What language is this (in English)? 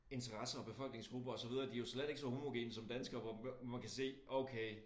Danish